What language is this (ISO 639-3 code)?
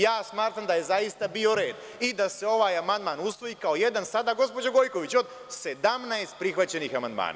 srp